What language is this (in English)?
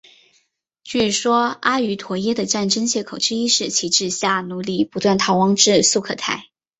Chinese